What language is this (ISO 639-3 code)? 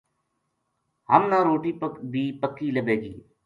gju